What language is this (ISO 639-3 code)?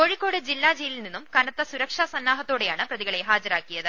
mal